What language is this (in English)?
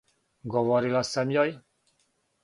Serbian